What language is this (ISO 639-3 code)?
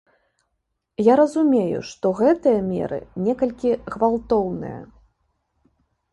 bel